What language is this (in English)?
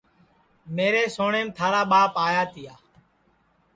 Sansi